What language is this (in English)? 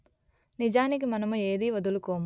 Telugu